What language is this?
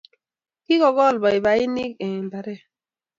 Kalenjin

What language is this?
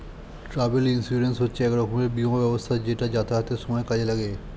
Bangla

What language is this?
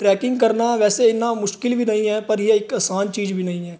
Punjabi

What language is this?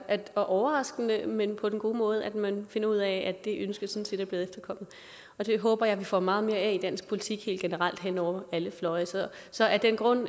Danish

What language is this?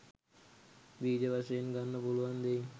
Sinhala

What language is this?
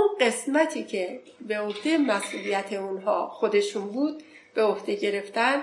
Persian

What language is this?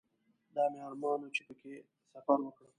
Pashto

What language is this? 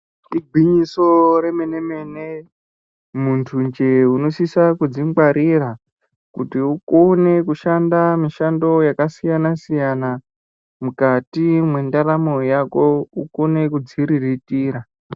Ndau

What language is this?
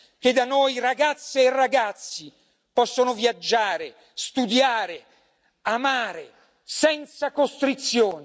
Italian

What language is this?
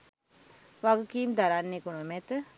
Sinhala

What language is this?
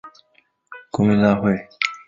Chinese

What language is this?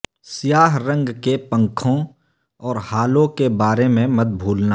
Urdu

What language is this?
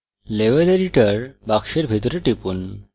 Bangla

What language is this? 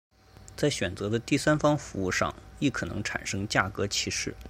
Chinese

